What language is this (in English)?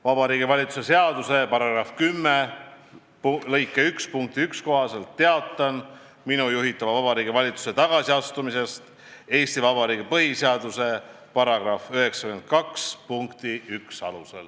Estonian